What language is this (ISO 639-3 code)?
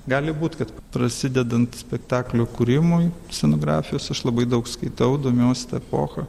lit